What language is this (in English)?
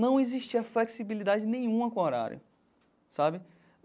Portuguese